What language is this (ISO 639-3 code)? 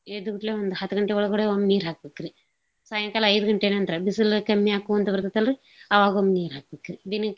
kan